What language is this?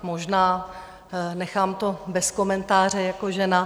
Czech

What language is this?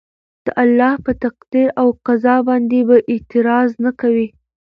Pashto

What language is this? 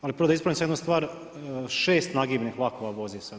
Croatian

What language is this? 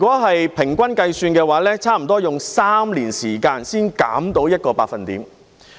Cantonese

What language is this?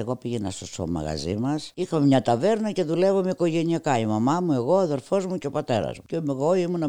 Greek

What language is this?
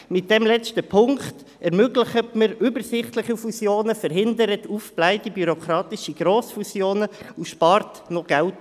Swiss German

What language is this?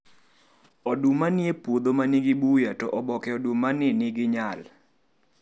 Luo (Kenya and Tanzania)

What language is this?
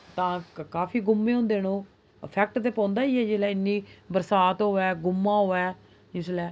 Dogri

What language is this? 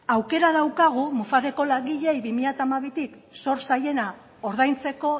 Basque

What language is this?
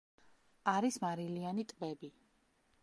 Georgian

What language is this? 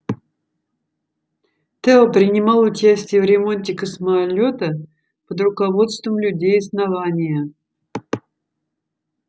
Russian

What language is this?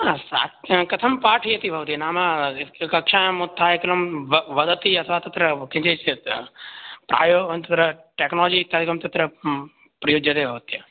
Sanskrit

